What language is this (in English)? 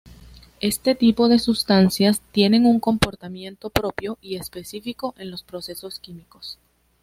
Spanish